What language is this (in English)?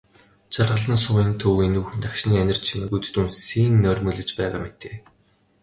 Mongolian